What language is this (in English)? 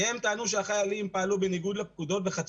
Hebrew